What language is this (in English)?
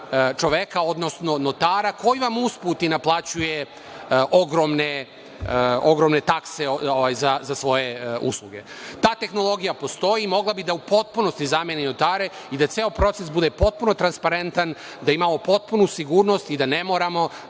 Serbian